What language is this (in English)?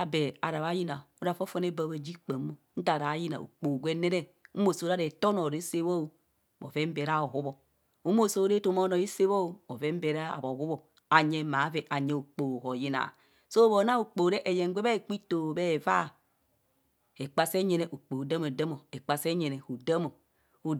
Kohumono